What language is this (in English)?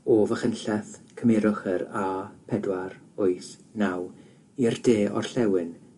Welsh